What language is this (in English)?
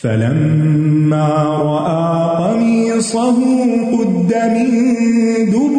Urdu